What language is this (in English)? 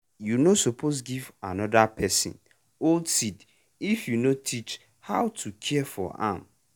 Nigerian Pidgin